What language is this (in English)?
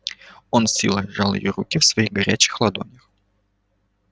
Russian